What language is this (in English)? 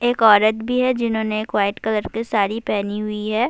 Urdu